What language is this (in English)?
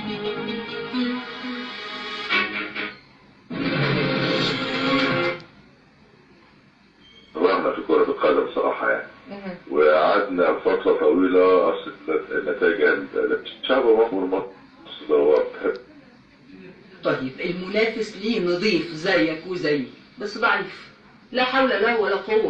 Arabic